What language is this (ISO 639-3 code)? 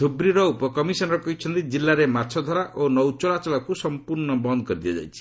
ori